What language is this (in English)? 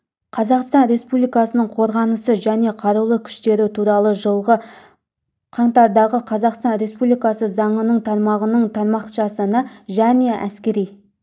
Kazakh